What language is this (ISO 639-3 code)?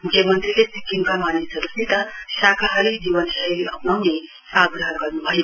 nep